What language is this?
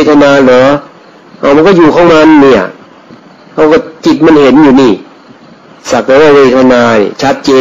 Thai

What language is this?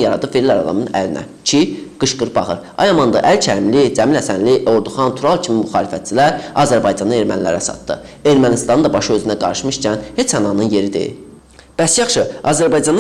Azerbaijani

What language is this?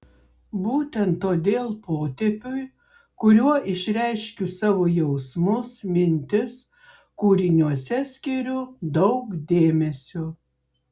Lithuanian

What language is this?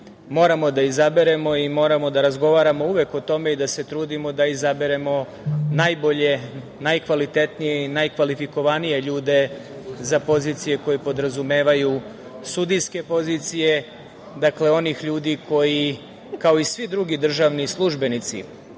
Serbian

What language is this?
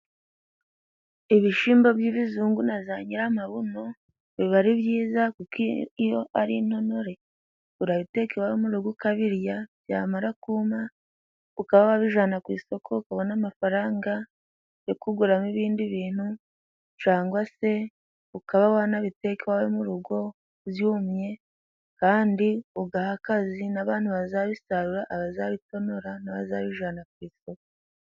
Kinyarwanda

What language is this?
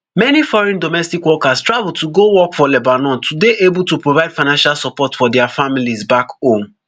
Nigerian Pidgin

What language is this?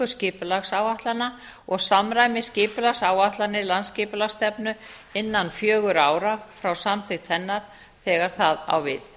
Icelandic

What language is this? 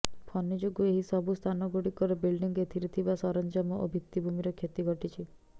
Odia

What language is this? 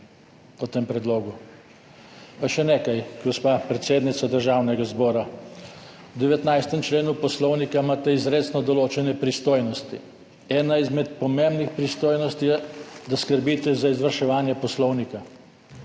Slovenian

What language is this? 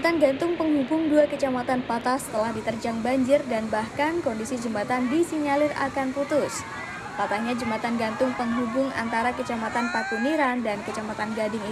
Indonesian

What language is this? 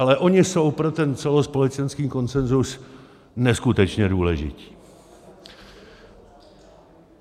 Czech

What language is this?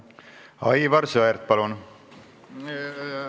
Estonian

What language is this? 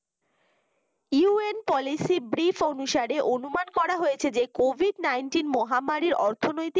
Bangla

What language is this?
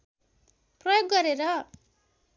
Nepali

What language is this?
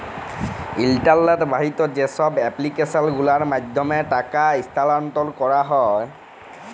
Bangla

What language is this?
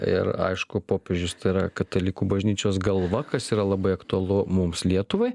Lithuanian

